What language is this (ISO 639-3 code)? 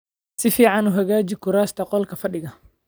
som